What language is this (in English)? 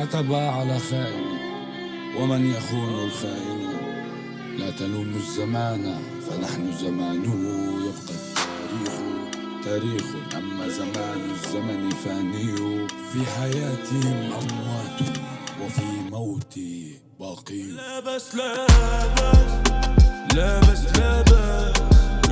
Arabic